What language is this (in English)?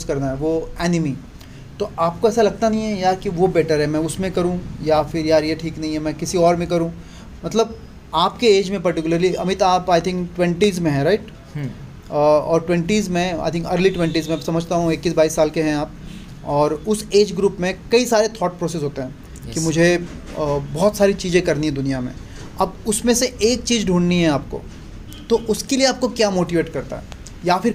Hindi